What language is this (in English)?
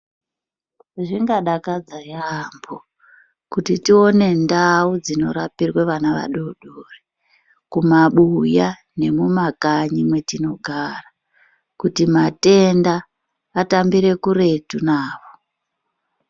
Ndau